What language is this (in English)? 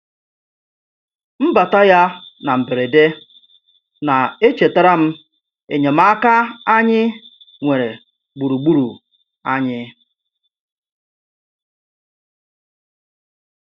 Igbo